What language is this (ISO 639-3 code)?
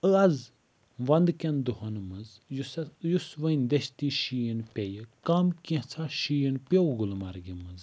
kas